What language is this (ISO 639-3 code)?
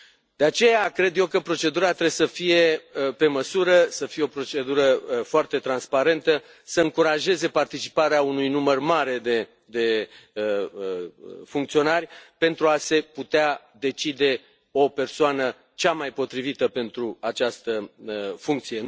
ron